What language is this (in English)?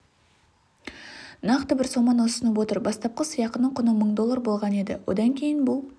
Kazakh